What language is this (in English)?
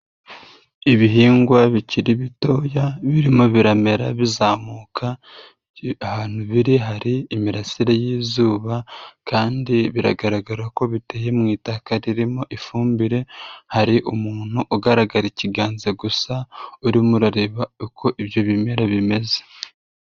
Kinyarwanda